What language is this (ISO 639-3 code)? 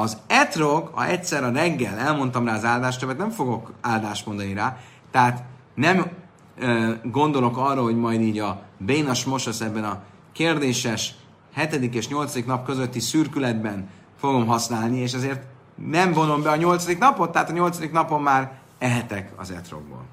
hun